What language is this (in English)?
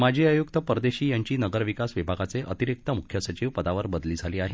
Marathi